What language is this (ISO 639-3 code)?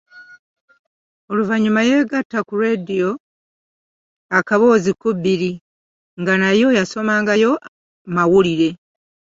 lug